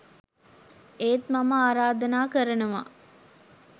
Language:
Sinhala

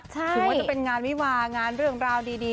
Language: Thai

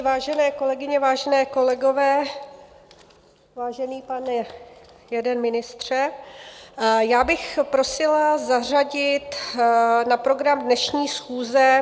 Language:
Czech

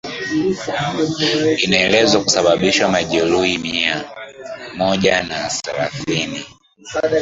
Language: Swahili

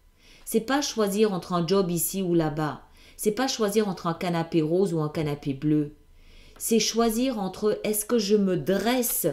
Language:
French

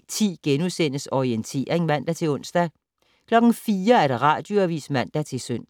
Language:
Danish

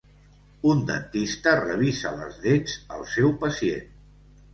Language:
Catalan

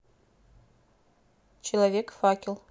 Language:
Russian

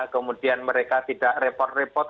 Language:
Indonesian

